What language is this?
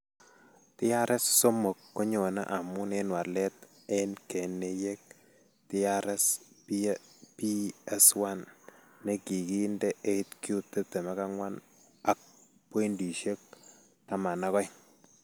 Kalenjin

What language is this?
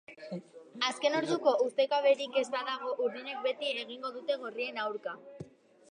Basque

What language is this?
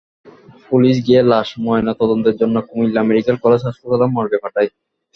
Bangla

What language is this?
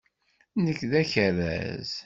Kabyle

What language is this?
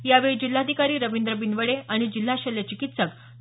Marathi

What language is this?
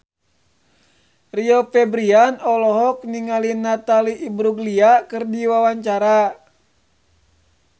Sundanese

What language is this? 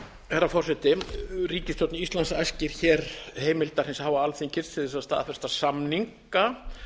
Icelandic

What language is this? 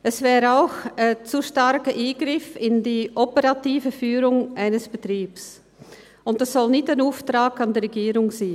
Swiss German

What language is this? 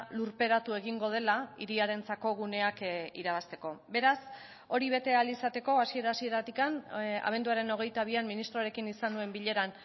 Basque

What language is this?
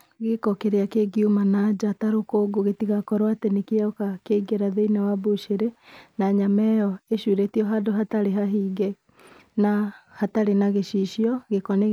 Kikuyu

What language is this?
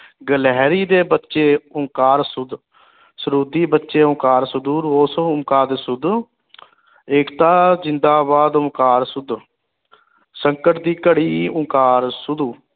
Punjabi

